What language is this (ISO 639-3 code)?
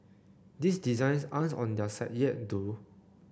eng